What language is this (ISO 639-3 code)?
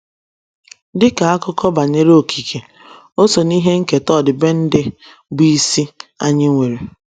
ibo